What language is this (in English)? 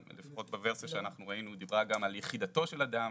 Hebrew